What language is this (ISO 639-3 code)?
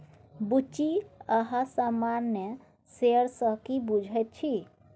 mai